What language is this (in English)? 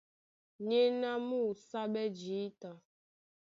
Duala